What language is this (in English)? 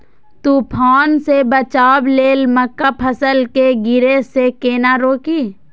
Maithili